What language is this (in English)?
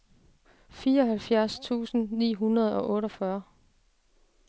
Danish